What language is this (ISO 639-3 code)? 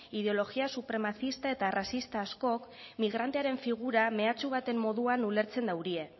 eus